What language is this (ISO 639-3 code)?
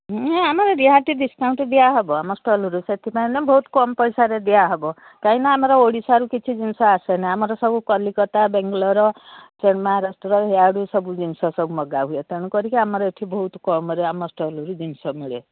ori